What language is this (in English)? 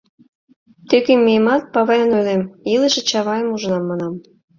Mari